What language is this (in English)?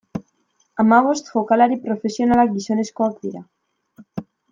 Basque